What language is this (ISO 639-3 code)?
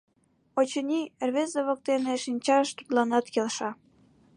chm